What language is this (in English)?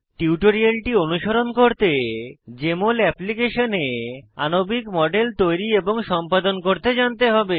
Bangla